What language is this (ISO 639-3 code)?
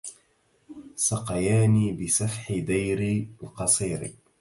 ara